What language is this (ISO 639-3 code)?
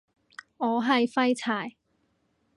yue